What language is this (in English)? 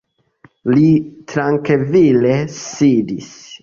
Esperanto